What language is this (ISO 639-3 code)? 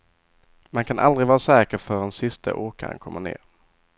swe